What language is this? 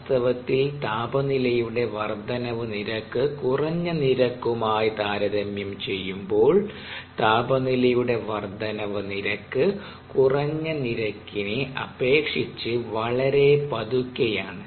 Malayalam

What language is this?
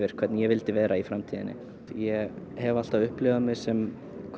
Icelandic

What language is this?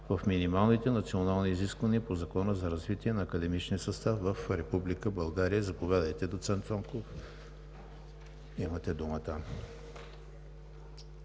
Bulgarian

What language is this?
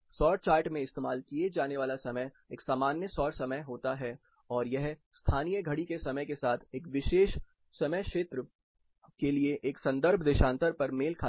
Hindi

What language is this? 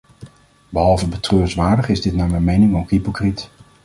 Dutch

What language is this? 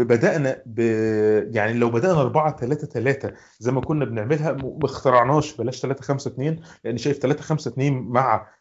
Arabic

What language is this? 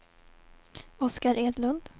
Swedish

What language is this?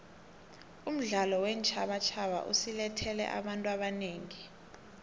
South Ndebele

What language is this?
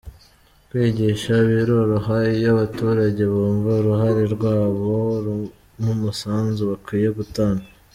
Kinyarwanda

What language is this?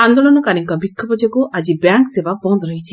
Odia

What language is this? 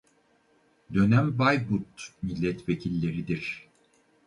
Turkish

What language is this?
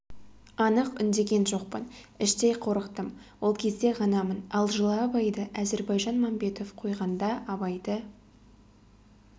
Kazakh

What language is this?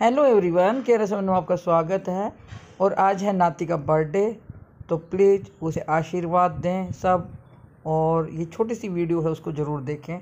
Hindi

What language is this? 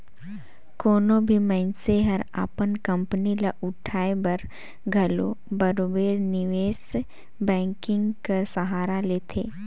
Chhattisgarhi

